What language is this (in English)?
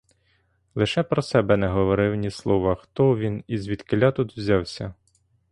Ukrainian